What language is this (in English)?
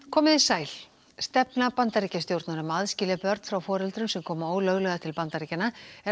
Icelandic